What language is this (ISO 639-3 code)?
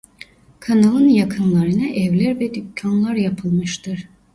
tur